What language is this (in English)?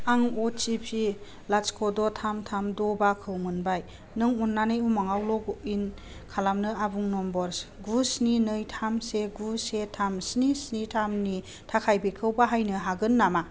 Bodo